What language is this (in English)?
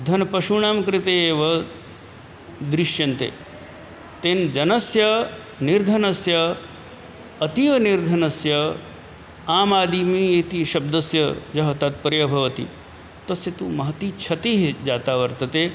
Sanskrit